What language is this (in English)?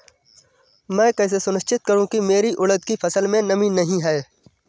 Hindi